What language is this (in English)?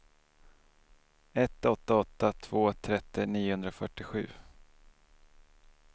Swedish